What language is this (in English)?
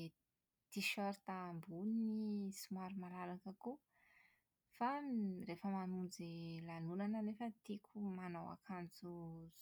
Malagasy